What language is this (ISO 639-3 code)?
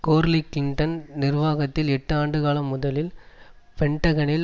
tam